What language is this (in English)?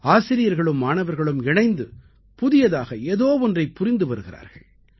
Tamil